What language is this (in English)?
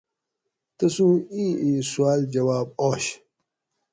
Gawri